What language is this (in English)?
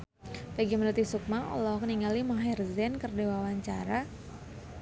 Sundanese